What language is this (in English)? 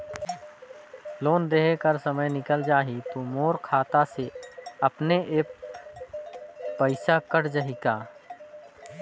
Chhattisgarhi